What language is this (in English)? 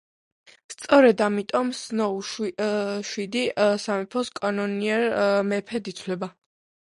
Georgian